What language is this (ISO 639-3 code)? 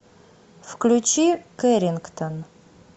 rus